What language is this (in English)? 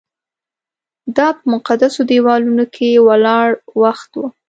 Pashto